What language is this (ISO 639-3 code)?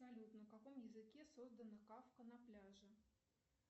rus